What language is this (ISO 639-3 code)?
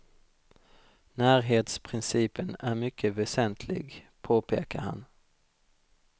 swe